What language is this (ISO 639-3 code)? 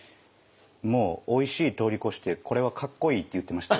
jpn